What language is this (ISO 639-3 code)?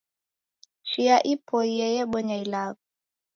dav